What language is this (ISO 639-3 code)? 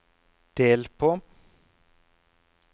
nor